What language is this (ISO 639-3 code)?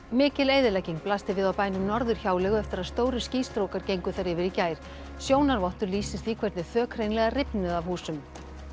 isl